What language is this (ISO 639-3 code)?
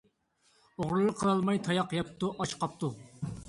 uig